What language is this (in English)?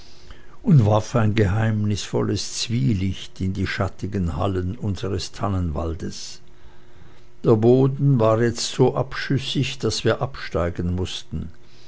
German